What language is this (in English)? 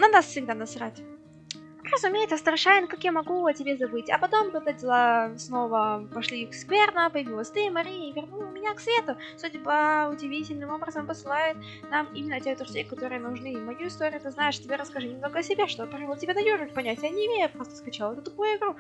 Russian